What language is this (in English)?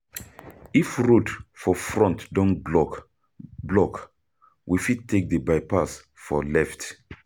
Nigerian Pidgin